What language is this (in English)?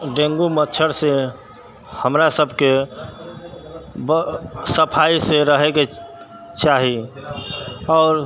Maithili